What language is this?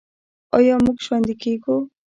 Pashto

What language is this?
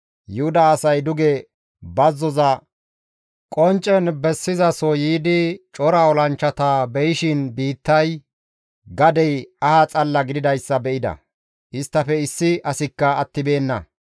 Gamo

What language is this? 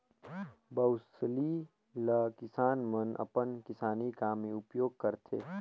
Chhattisgarhi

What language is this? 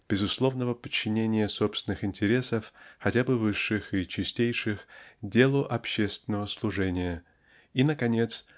Russian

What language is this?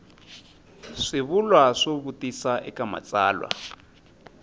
Tsonga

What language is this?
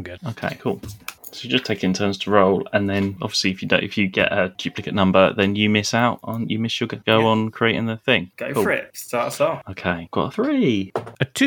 English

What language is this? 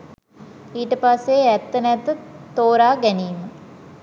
Sinhala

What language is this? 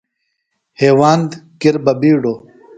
Phalura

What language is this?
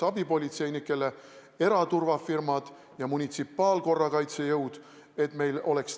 Estonian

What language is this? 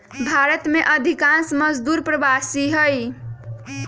Magahi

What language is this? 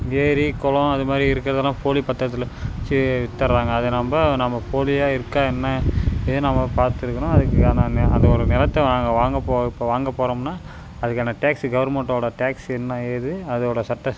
Tamil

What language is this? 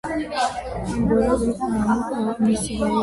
Georgian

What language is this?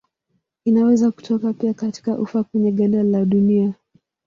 Swahili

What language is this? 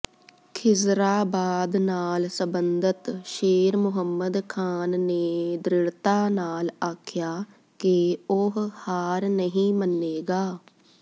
Punjabi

